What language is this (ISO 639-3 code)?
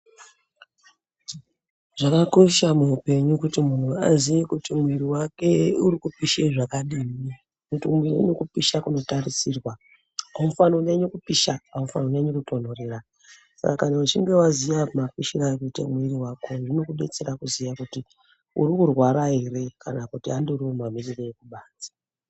ndc